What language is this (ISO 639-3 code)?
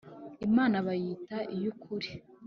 kin